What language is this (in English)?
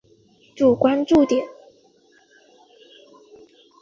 Chinese